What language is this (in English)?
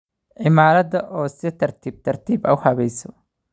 Somali